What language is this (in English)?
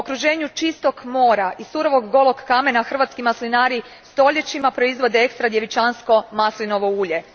Croatian